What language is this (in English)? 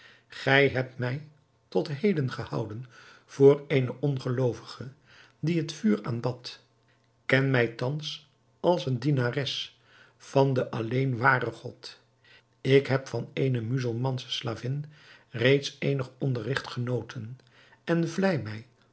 Dutch